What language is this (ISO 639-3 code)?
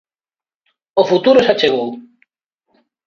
glg